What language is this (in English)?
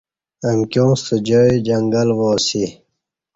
Kati